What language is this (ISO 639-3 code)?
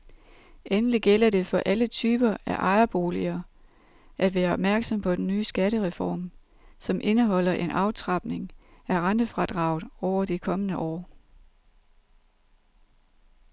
dan